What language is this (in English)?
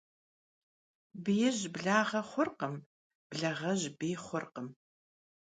Kabardian